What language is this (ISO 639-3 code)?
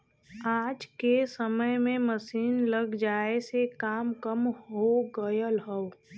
bho